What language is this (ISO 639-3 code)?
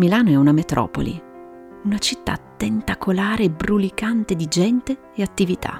ita